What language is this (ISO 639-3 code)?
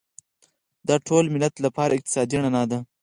pus